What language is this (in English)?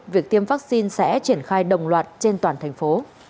Vietnamese